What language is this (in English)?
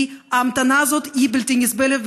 Hebrew